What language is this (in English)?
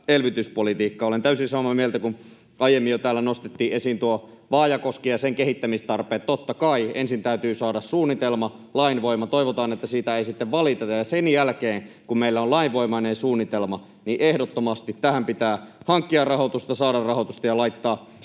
Finnish